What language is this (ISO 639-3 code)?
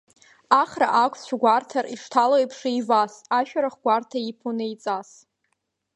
abk